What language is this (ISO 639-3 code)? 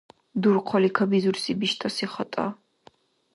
dar